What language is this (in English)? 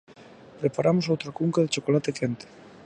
Galician